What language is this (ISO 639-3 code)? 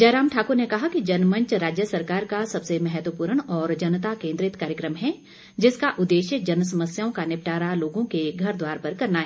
hin